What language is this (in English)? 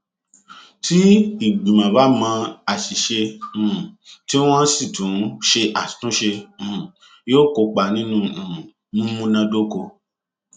Yoruba